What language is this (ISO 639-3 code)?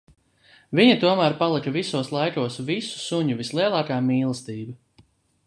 lav